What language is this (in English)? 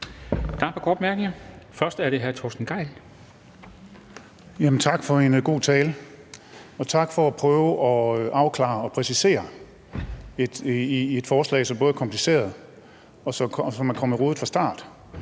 Danish